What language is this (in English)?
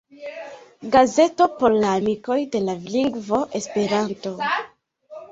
Esperanto